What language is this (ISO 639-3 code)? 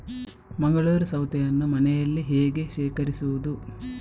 kan